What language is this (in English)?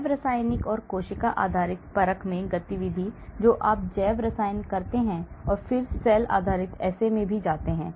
Hindi